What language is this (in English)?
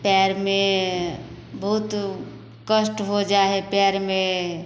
Maithili